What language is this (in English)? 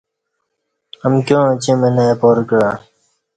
Kati